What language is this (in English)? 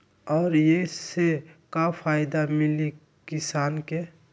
Magahi